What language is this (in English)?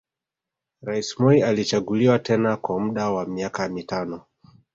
Swahili